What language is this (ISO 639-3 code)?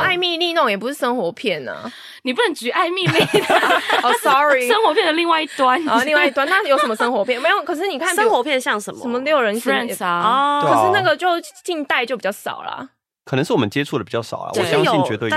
zho